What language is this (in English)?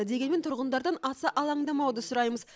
Kazakh